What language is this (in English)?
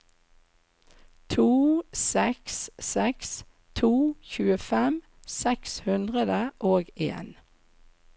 Norwegian